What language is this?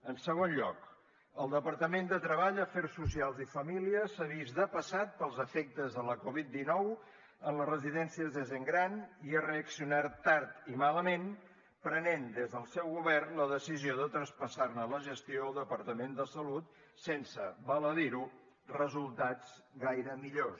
Catalan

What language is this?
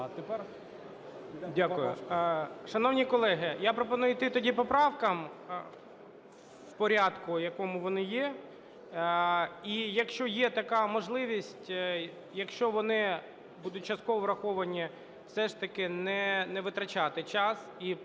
Ukrainian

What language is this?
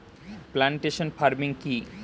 Bangla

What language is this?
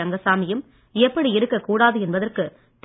Tamil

